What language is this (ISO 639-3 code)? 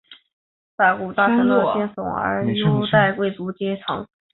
zho